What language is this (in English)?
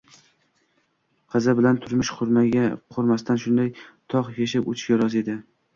Uzbek